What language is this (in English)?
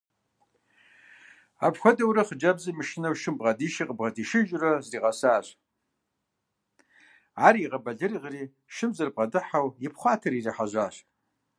Kabardian